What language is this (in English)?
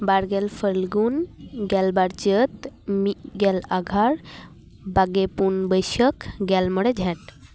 Santali